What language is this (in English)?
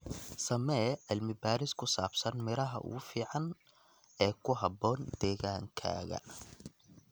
Somali